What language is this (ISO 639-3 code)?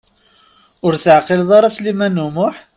kab